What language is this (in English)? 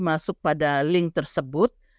Indonesian